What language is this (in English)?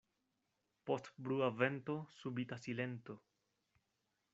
Esperanto